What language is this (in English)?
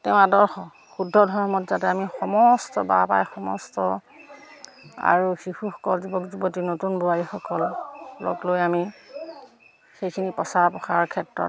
Assamese